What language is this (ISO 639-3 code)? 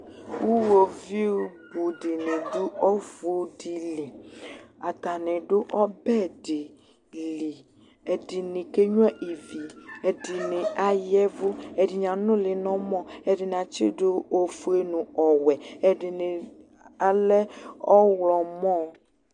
kpo